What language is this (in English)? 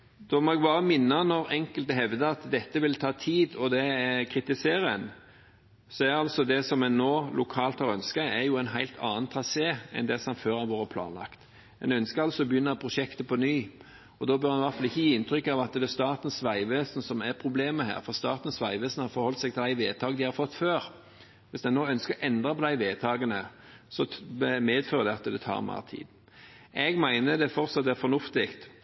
Norwegian Bokmål